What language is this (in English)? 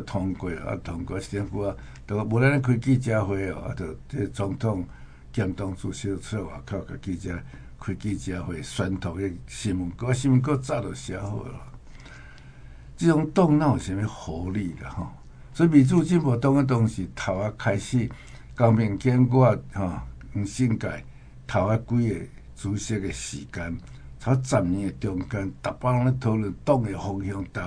Chinese